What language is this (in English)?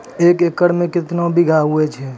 Maithili